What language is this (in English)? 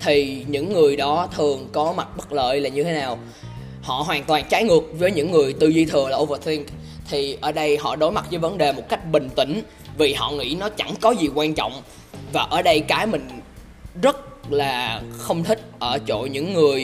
Vietnamese